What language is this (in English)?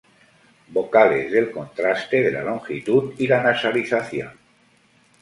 Spanish